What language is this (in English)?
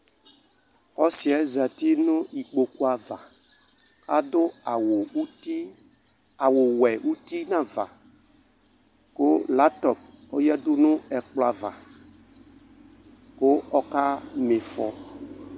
Ikposo